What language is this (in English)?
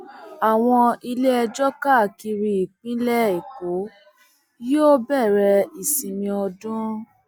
Yoruba